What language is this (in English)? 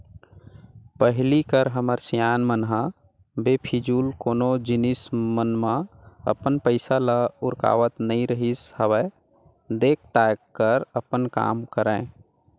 Chhattisgarhi